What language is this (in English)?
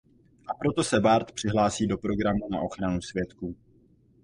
Czech